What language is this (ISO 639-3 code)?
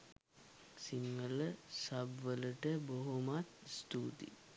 sin